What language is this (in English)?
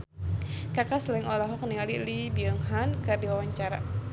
Sundanese